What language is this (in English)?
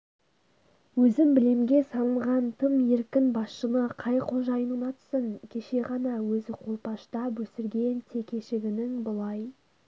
Kazakh